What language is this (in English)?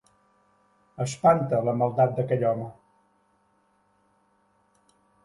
Catalan